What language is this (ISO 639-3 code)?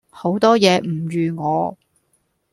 yue